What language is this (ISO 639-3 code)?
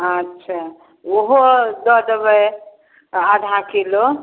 mai